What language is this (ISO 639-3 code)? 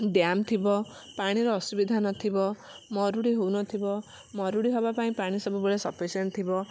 ori